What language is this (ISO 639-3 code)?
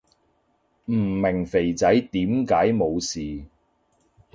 yue